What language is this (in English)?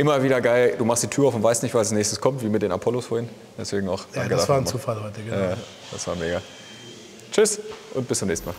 German